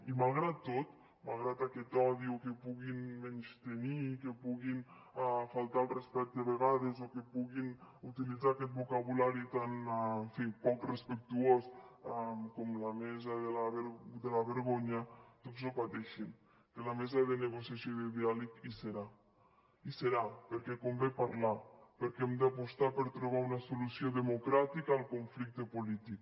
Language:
Catalan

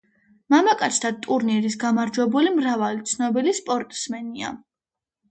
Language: Georgian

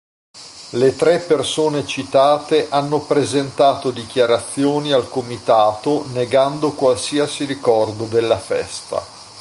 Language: Italian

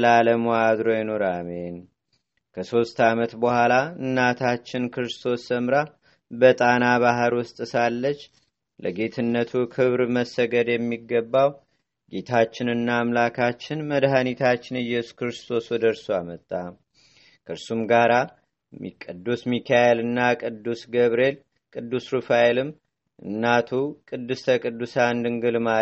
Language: Amharic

